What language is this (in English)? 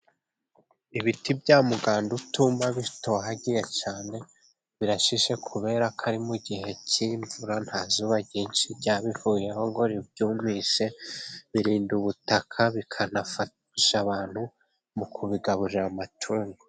Kinyarwanda